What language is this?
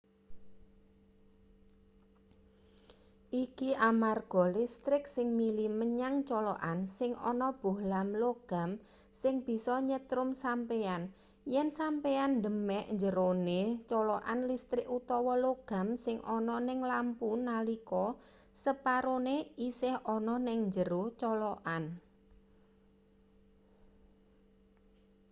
Javanese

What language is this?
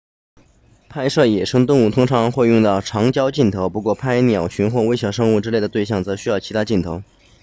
Chinese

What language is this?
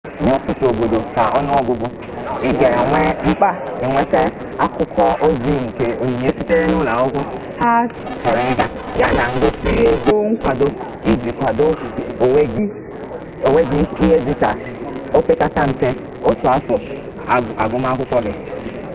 Igbo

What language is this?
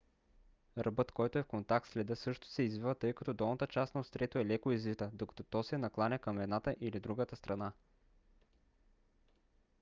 Bulgarian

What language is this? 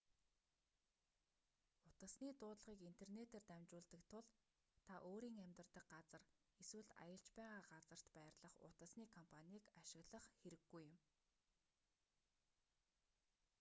Mongolian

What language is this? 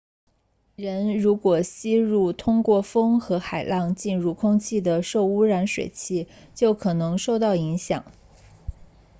Chinese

